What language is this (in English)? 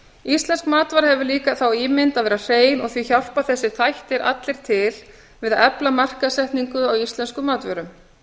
Icelandic